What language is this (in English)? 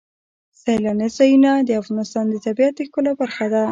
Pashto